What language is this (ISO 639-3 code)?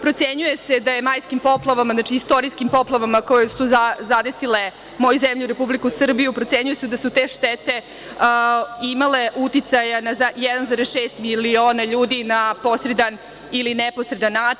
srp